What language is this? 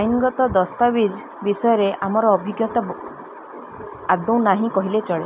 Odia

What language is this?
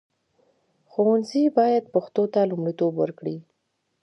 Pashto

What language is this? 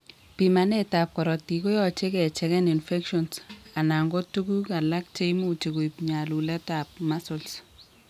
Kalenjin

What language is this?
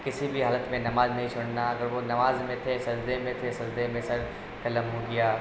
Urdu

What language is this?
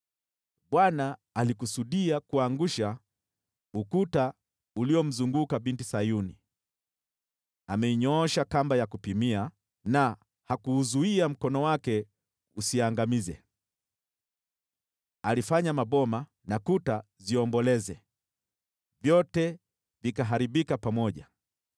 Swahili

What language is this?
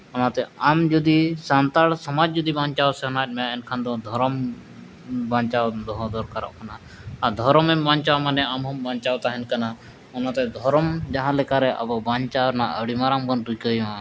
Santali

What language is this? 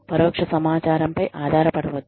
Telugu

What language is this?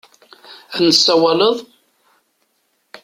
Kabyle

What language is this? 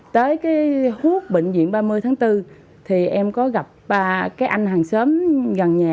Vietnamese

